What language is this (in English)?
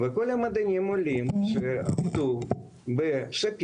Hebrew